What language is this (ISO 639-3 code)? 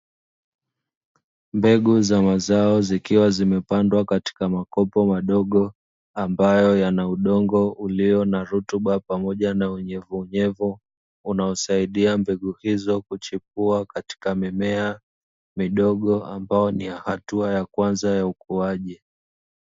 swa